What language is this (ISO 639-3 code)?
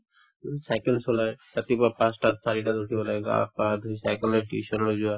asm